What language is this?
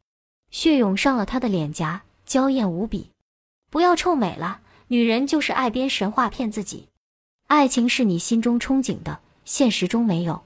Chinese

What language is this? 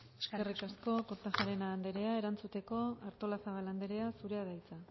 Basque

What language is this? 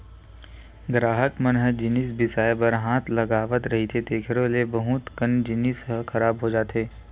Chhattisgarhi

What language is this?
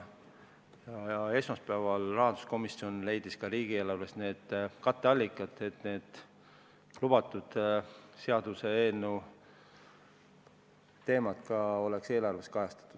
Estonian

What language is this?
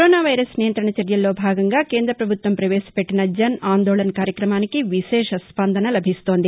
Telugu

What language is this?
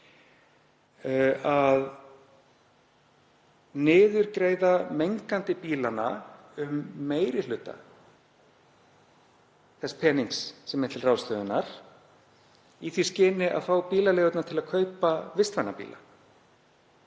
Icelandic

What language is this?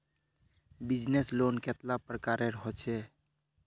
Magahi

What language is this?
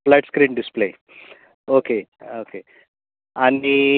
Konkani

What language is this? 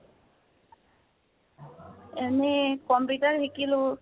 Assamese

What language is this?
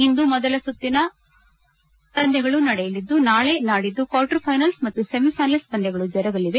Kannada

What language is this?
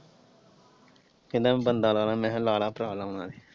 Punjabi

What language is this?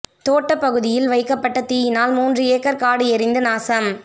Tamil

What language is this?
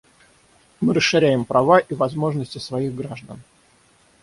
Russian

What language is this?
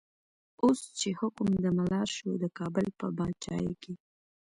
Pashto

